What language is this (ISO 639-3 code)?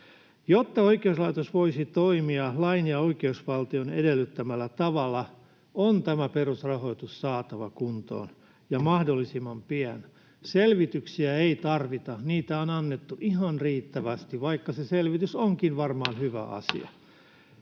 fin